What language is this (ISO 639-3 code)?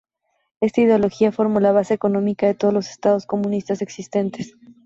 spa